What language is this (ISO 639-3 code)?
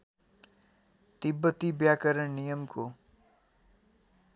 nep